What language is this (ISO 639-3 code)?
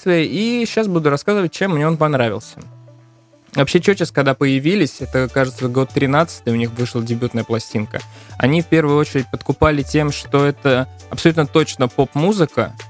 rus